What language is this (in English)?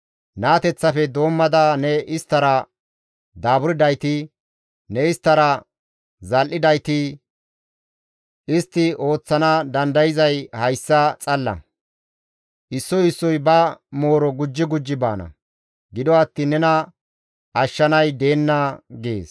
Gamo